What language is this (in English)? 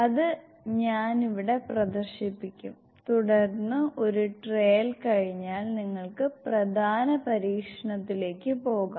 Malayalam